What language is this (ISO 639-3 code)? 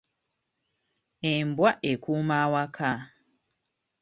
lug